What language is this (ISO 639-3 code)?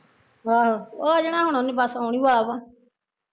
pan